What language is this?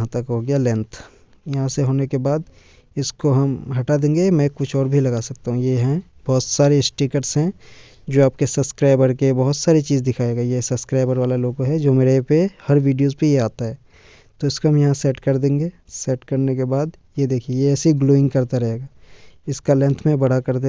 Hindi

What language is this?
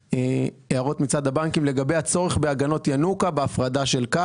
Hebrew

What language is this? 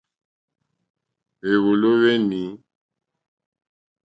Mokpwe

